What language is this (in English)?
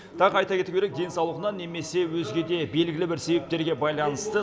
Kazakh